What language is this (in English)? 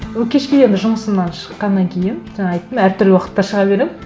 Kazakh